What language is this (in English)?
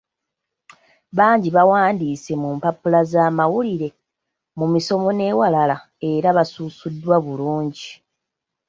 Ganda